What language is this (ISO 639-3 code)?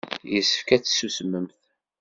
kab